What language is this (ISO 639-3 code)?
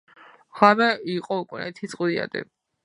kat